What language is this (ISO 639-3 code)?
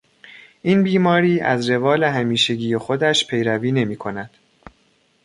fas